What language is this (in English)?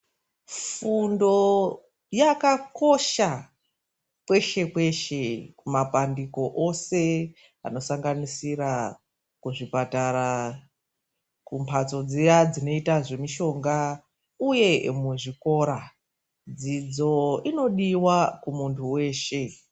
Ndau